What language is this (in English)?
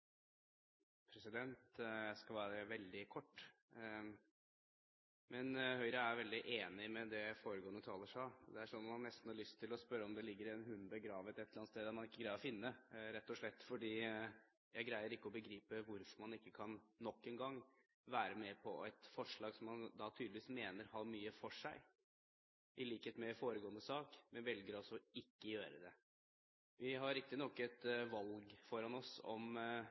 Norwegian